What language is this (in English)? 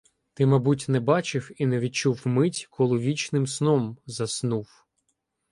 Ukrainian